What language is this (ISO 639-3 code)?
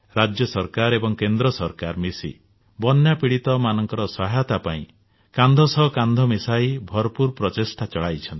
ori